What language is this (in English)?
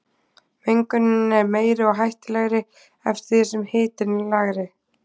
Icelandic